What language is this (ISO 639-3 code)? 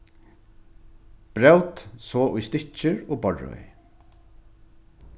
fao